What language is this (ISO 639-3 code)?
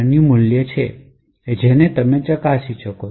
guj